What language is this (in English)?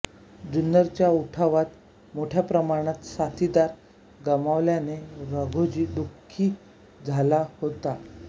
Marathi